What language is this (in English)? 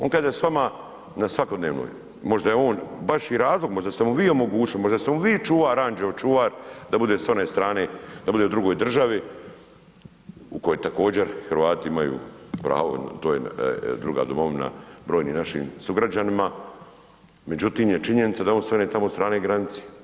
Croatian